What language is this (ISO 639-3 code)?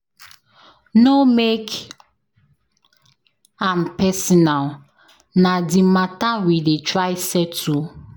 pcm